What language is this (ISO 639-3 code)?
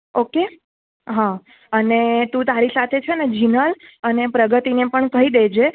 guj